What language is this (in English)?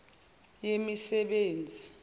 Zulu